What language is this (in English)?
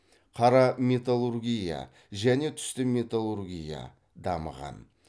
Kazakh